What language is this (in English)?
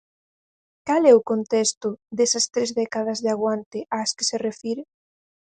Galician